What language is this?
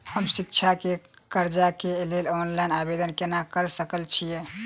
Maithili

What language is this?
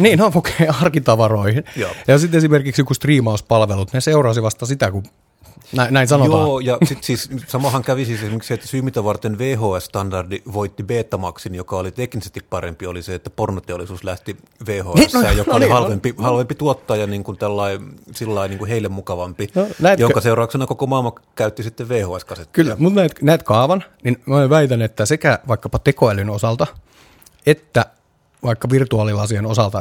Finnish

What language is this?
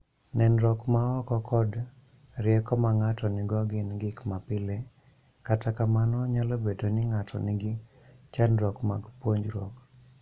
Luo (Kenya and Tanzania)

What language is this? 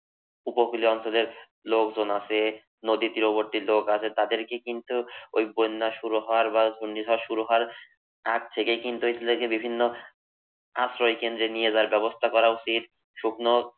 Bangla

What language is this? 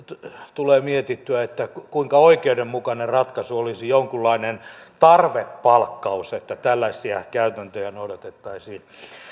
Finnish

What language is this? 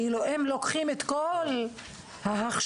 Hebrew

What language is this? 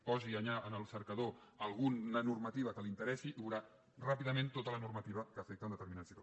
Catalan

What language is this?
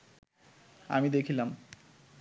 Bangla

